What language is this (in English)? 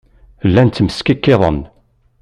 Kabyle